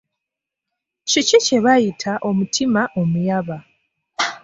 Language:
Ganda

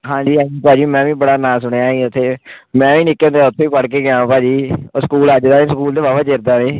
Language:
Punjabi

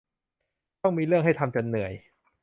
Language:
Thai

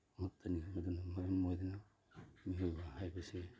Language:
Manipuri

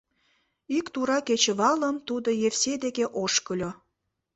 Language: Mari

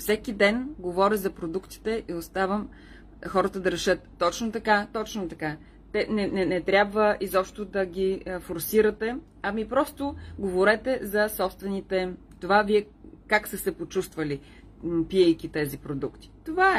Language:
Bulgarian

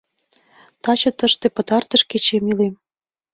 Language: Mari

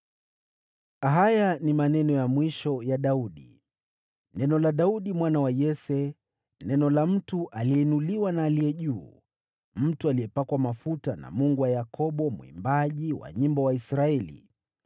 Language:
Swahili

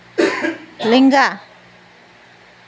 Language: Santali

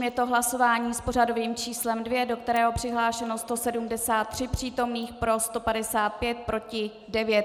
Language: Czech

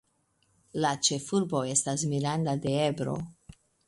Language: Esperanto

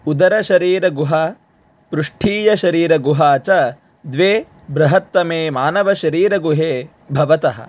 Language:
Sanskrit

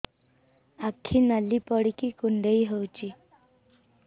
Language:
Odia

